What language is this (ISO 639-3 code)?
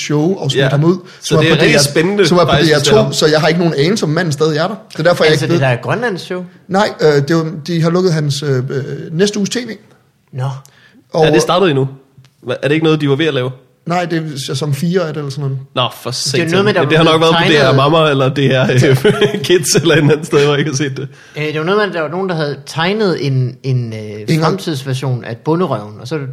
dan